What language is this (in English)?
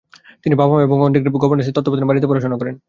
Bangla